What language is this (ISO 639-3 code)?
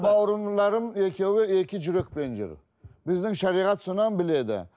kaz